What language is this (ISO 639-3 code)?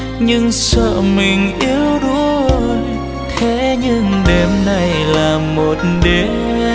vie